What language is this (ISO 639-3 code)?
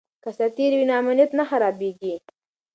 pus